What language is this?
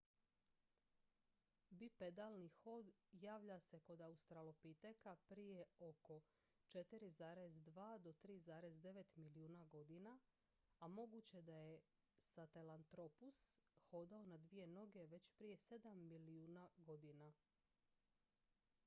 Croatian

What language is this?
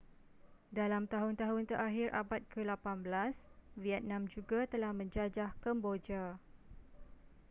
Malay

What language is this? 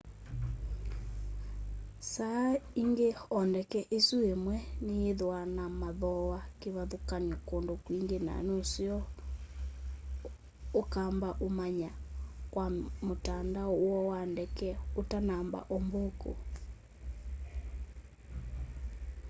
Kamba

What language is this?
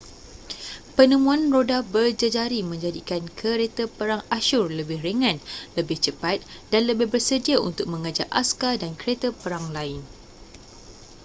Malay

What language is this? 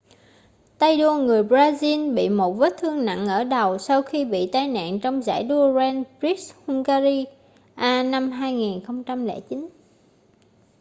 Vietnamese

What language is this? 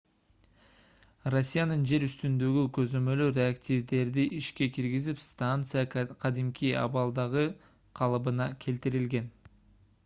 Kyrgyz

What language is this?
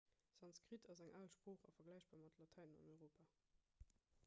Luxembourgish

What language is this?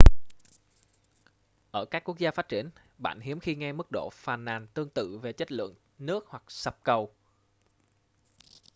Vietnamese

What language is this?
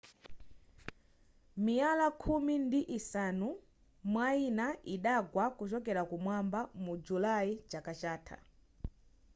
Nyanja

